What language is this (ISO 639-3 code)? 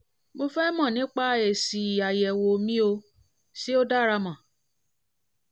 yor